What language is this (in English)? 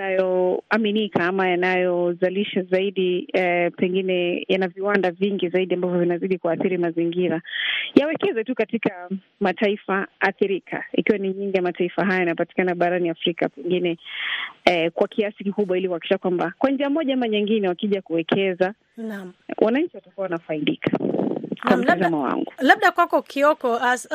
Swahili